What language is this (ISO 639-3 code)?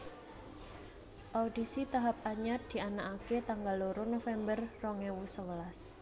jav